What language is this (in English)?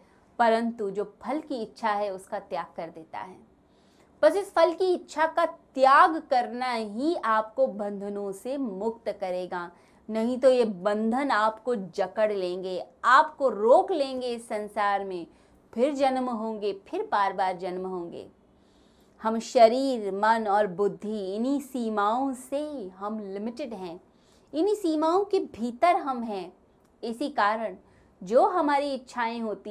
Hindi